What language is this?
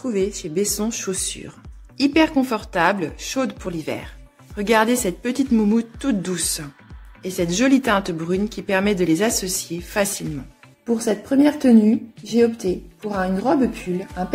French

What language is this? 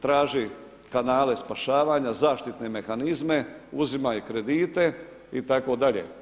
Croatian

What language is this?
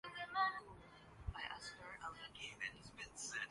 Urdu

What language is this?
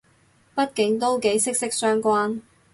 Cantonese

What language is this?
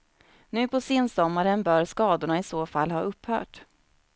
Swedish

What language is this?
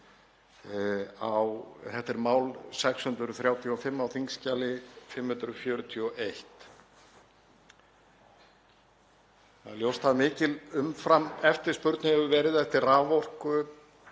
Icelandic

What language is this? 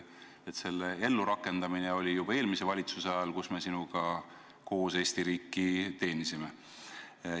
Estonian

